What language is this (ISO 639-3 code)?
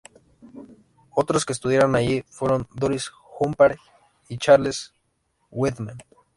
spa